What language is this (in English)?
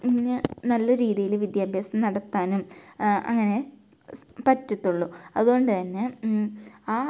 Malayalam